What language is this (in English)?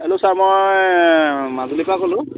Assamese